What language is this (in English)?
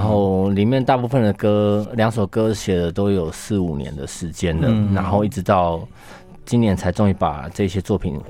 Chinese